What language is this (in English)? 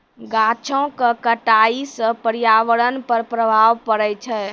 Maithili